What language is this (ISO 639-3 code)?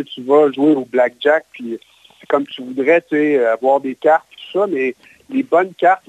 fra